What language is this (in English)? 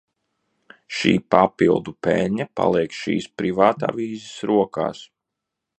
Latvian